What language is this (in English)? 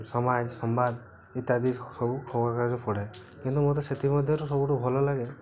Odia